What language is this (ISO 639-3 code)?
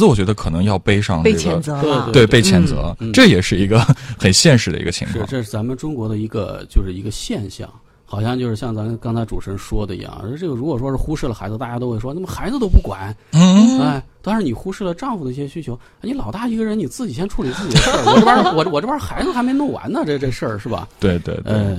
zho